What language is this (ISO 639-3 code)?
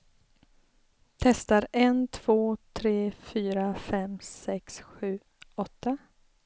swe